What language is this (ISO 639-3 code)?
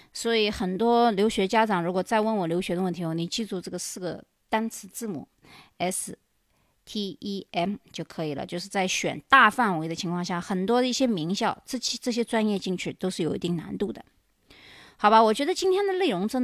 zho